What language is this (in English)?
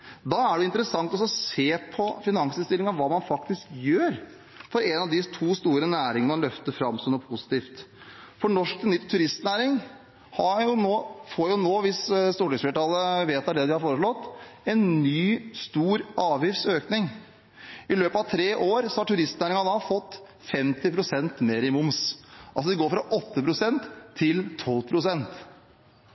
Norwegian Bokmål